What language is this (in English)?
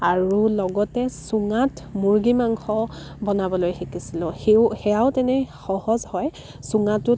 Assamese